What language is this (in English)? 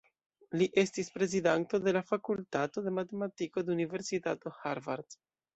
Esperanto